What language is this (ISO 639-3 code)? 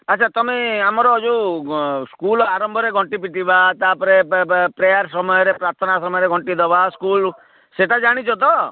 ori